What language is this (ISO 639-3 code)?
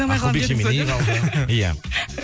kaz